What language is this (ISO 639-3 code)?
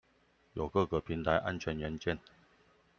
zho